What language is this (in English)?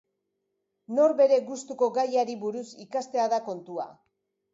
Basque